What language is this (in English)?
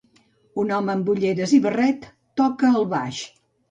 Catalan